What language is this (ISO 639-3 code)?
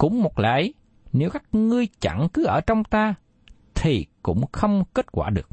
vie